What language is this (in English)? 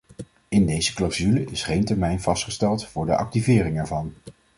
Dutch